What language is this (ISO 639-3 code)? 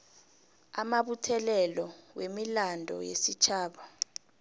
nbl